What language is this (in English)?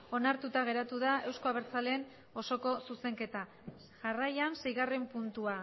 Basque